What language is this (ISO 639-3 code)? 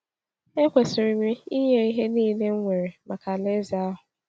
ibo